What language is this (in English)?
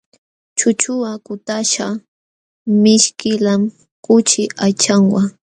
Jauja Wanca Quechua